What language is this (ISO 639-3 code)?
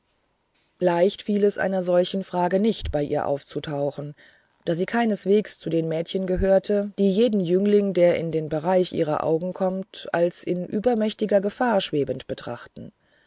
deu